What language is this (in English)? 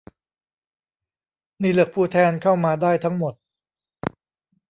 Thai